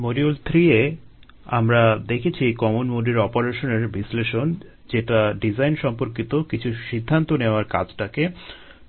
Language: Bangla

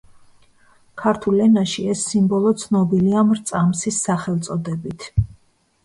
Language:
Georgian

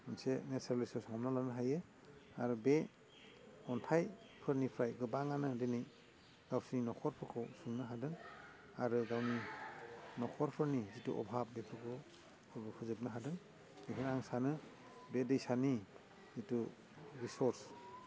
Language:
Bodo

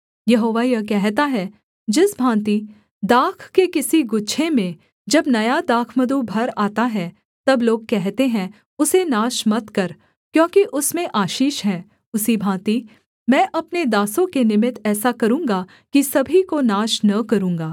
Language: Hindi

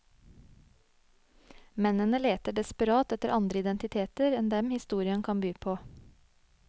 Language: Norwegian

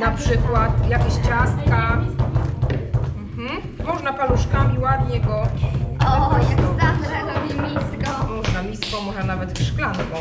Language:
Polish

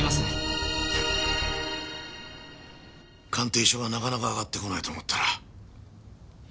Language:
Japanese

